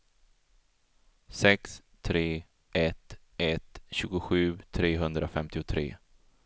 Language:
Swedish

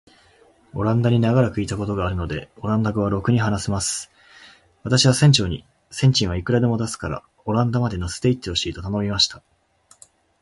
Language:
Japanese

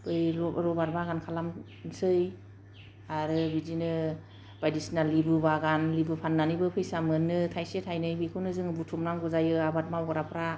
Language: Bodo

